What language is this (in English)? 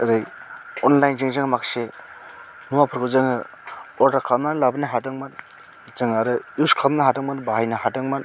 Bodo